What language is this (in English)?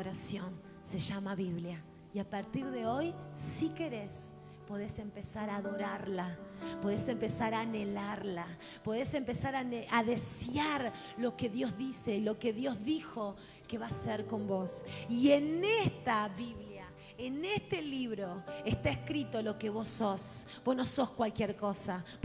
Spanish